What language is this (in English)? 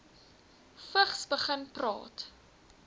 Afrikaans